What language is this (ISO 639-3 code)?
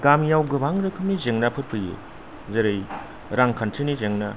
brx